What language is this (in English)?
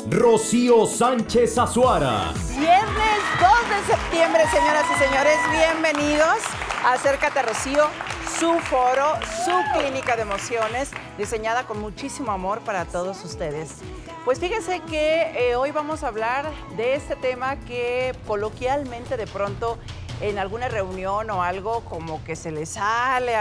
Spanish